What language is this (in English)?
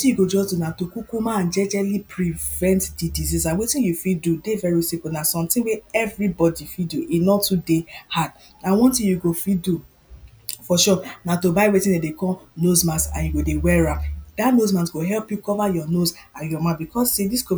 Nigerian Pidgin